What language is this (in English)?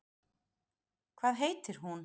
Icelandic